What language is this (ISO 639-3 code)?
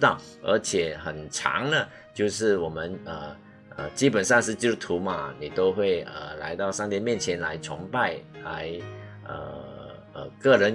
zho